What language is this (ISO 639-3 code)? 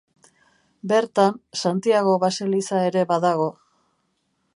eus